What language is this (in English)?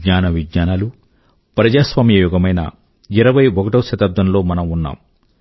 Telugu